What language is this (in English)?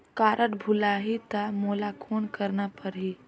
Chhattisgarhi